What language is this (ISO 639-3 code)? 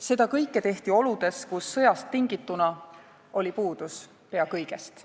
est